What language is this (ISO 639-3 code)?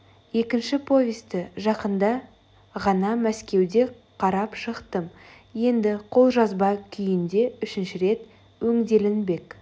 kaz